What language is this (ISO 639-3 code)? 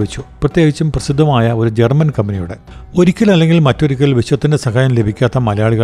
mal